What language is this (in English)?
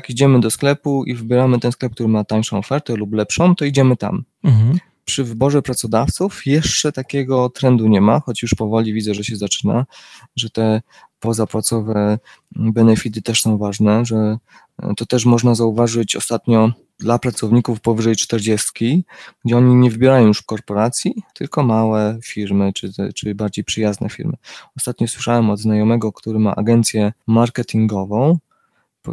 Polish